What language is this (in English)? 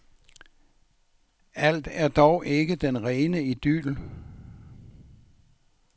Danish